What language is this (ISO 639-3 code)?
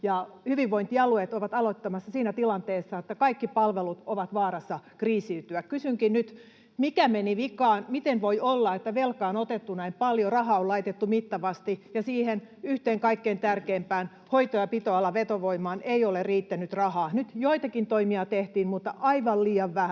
fin